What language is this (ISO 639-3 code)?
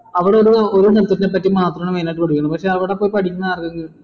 mal